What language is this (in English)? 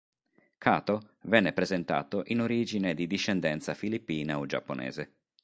Italian